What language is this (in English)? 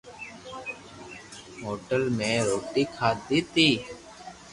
Loarki